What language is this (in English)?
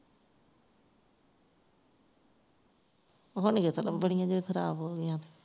Punjabi